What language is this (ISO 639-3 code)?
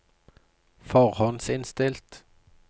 nor